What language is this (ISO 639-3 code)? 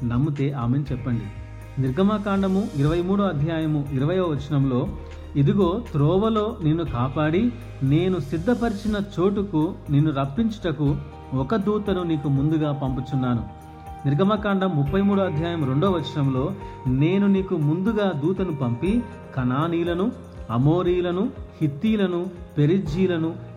tel